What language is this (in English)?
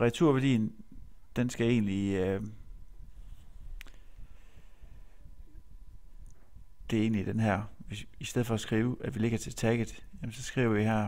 Danish